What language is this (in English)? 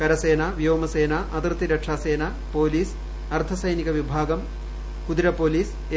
Malayalam